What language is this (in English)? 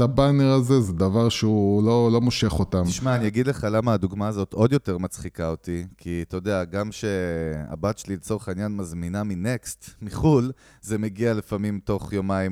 Hebrew